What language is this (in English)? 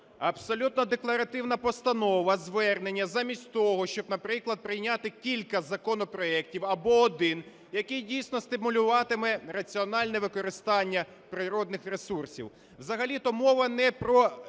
Ukrainian